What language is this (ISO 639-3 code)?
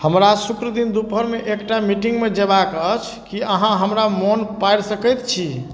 mai